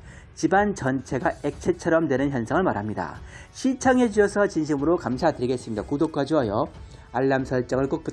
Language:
Korean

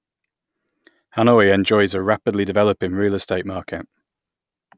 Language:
English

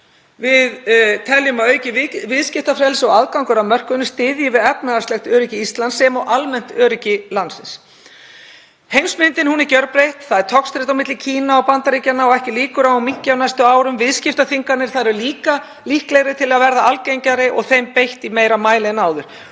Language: Icelandic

